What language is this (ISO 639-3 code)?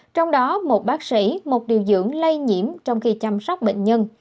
vie